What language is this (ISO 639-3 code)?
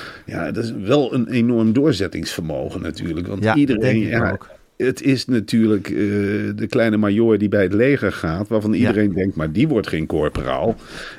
nld